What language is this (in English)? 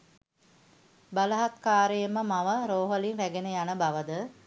Sinhala